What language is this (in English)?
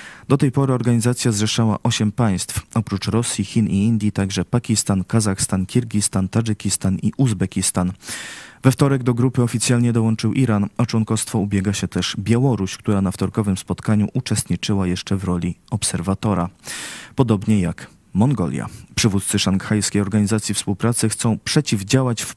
Polish